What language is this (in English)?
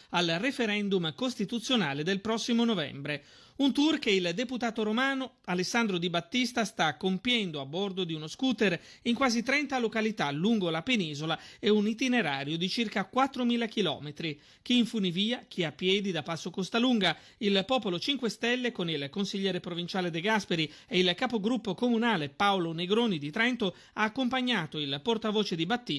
Italian